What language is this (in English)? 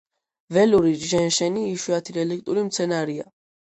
Georgian